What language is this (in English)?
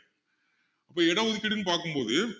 Tamil